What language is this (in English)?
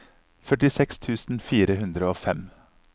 Norwegian